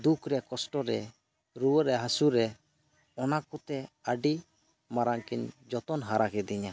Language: Santali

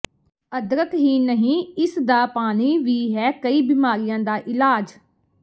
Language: Punjabi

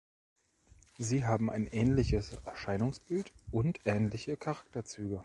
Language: German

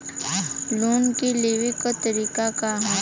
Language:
Bhojpuri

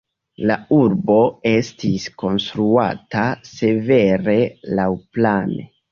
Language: Esperanto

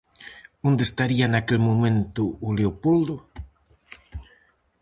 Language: Galician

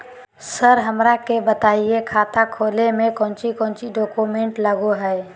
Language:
Magahi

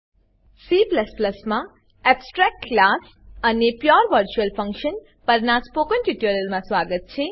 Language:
Gujarati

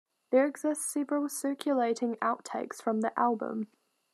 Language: English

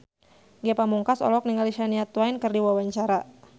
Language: Sundanese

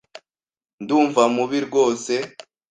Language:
Kinyarwanda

